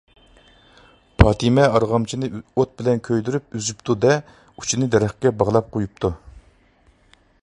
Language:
Uyghur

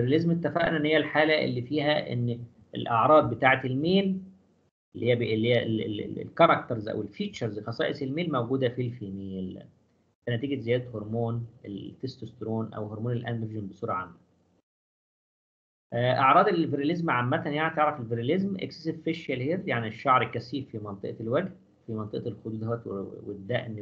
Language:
Arabic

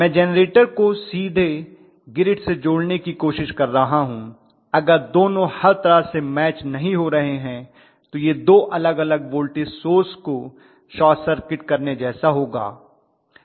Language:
Hindi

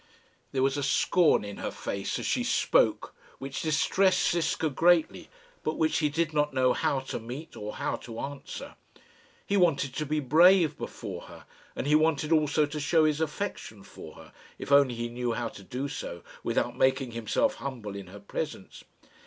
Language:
English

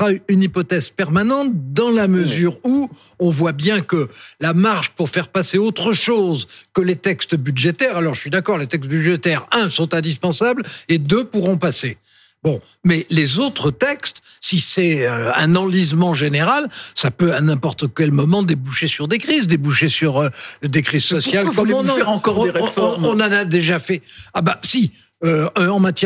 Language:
French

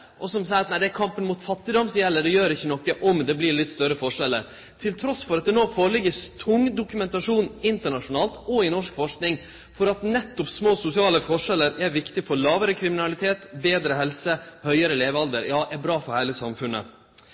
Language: Norwegian Nynorsk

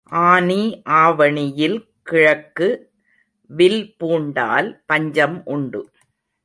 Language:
Tamil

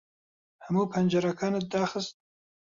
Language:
Central Kurdish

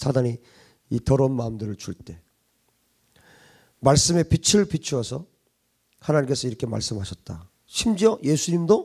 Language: Korean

